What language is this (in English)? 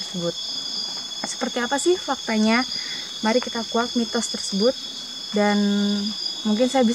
Indonesian